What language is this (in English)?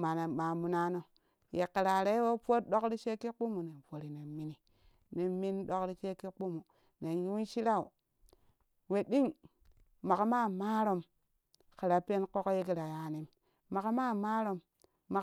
Kushi